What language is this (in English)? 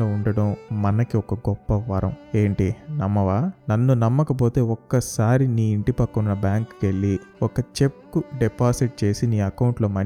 Telugu